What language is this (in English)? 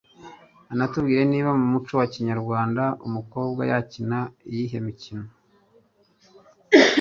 Kinyarwanda